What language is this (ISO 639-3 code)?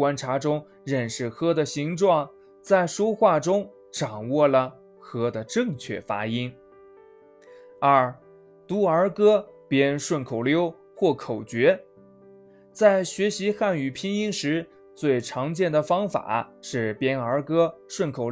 zho